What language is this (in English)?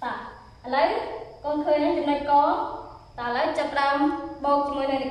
Vietnamese